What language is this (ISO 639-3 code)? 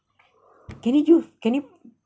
eng